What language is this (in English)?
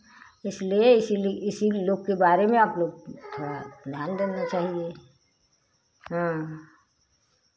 Hindi